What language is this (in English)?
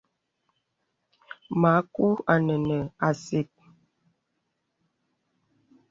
Bebele